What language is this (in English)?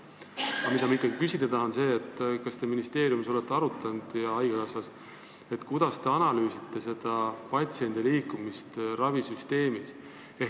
Estonian